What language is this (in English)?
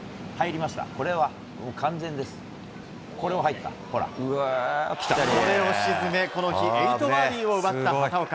Japanese